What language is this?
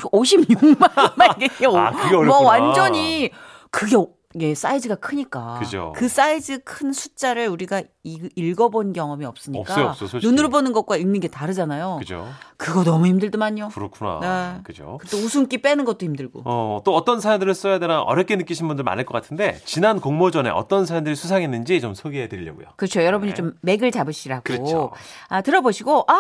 Korean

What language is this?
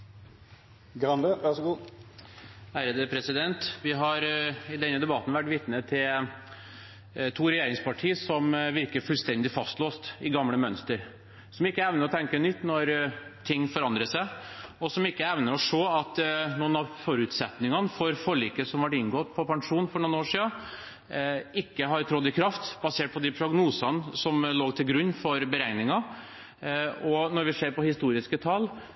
Norwegian Bokmål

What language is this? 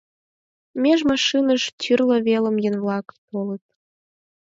Mari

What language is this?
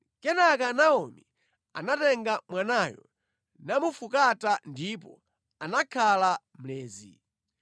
Nyanja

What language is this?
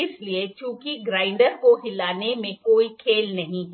Hindi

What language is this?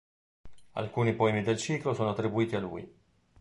Italian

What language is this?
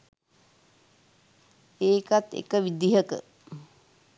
Sinhala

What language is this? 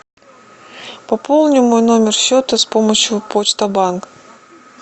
Russian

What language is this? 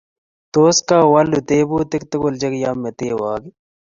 Kalenjin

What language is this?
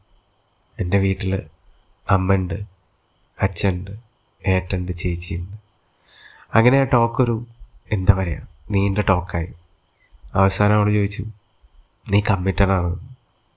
Malayalam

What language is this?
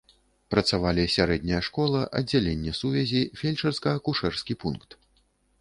Belarusian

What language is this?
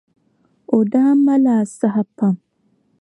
Dagbani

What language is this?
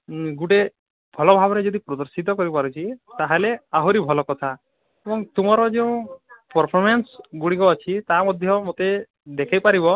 Odia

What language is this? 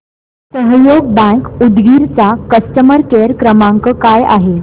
Marathi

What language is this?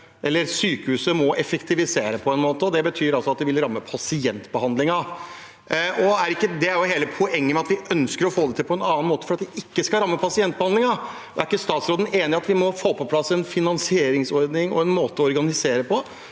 Norwegian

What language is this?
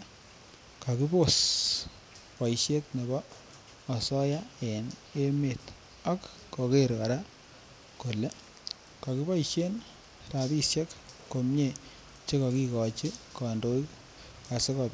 Kalenjin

